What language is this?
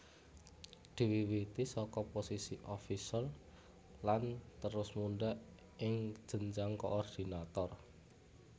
Javanese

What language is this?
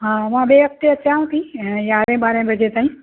Sindhi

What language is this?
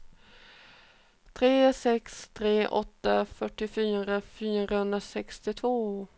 Swedish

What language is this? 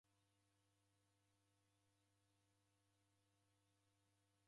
Taita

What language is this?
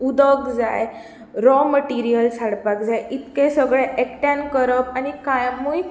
Konkani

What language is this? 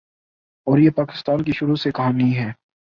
Urdu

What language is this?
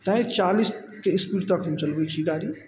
Maithili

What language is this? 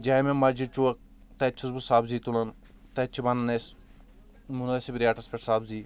Kashmiri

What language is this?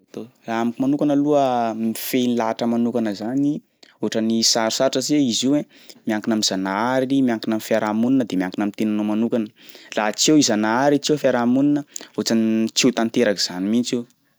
Sakalava Malagasy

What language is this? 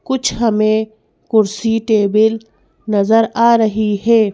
Hindi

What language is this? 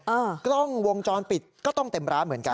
Thai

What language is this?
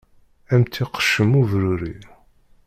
Kabyle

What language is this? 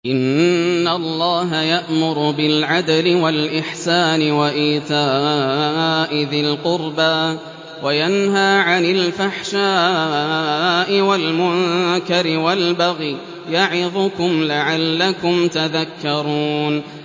Arabic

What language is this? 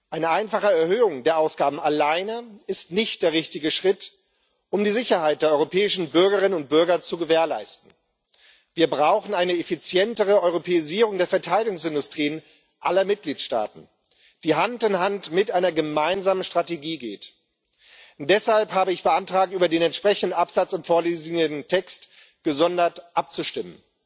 German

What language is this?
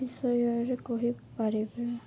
Odia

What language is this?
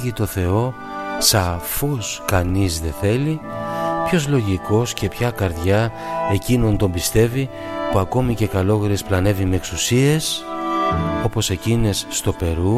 Greek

